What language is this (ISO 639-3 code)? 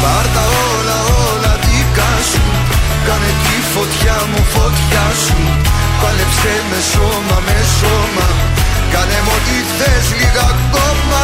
ell